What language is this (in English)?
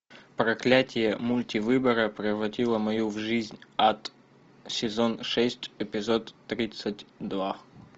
Russian